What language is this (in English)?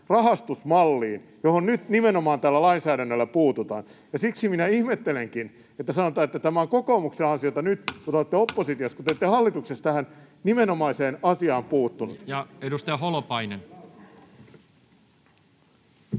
Finnish